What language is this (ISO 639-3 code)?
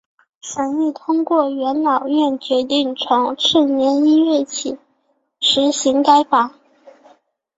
zho